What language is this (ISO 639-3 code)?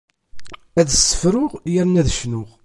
kab